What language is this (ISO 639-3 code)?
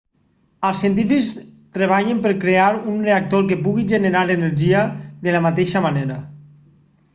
cat